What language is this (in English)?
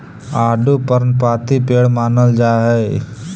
Magahi